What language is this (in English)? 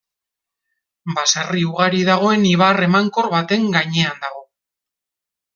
Basque